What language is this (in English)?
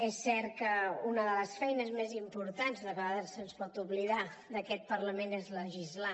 Catalan